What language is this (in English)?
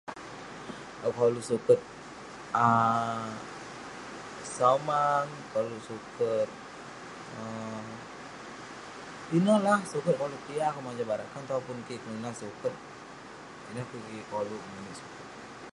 Western Penan